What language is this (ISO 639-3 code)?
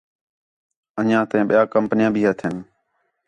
xhe